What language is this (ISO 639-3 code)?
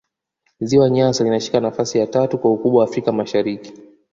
swa